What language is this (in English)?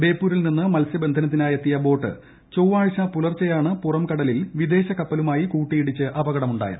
Malayalam